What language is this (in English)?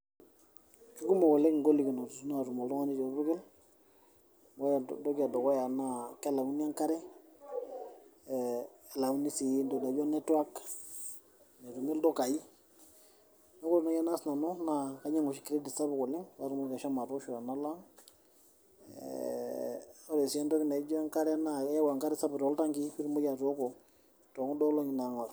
Masai